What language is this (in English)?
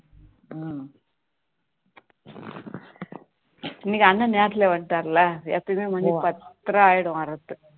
Tamil